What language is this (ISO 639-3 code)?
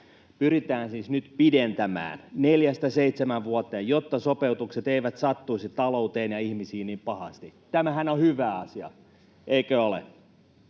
fin